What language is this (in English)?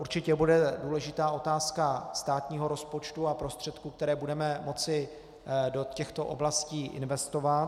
Czech